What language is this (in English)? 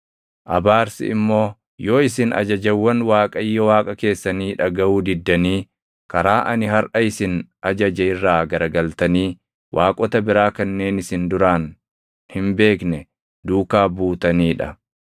Oromo